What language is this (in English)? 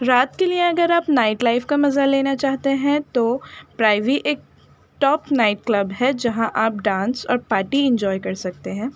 Urdu